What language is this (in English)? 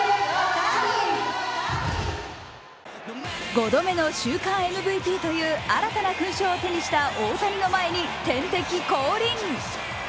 Japanese